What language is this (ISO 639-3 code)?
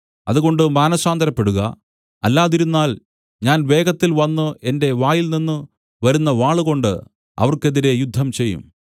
mal